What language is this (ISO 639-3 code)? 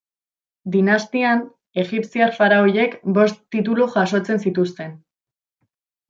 eus